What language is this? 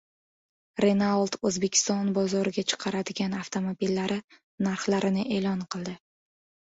Uzbek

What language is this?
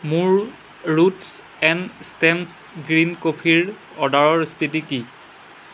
Assamese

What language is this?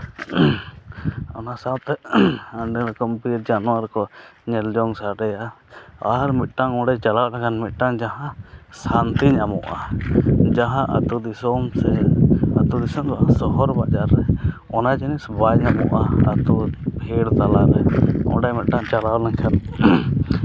Santali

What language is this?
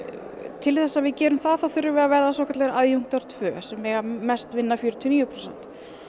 Icelandic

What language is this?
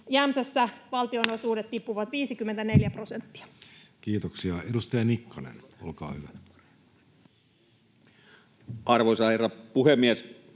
Finnish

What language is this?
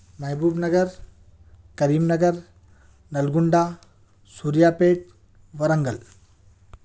Urdu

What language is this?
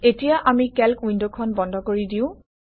Assamese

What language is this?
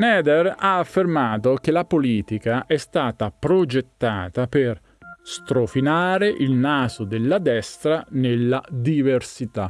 Italian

